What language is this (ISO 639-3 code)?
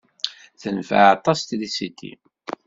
kab